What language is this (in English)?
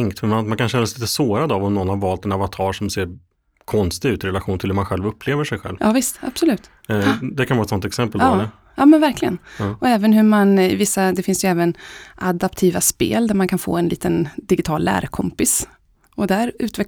Swedish